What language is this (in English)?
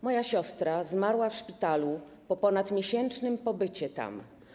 Polish